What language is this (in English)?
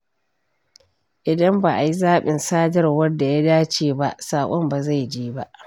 Hausa